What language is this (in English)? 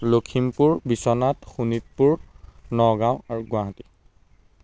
Assamese